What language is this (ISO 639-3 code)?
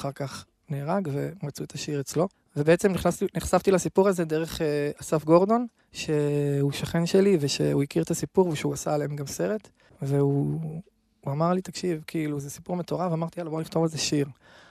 heb